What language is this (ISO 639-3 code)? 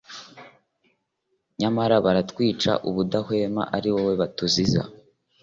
kin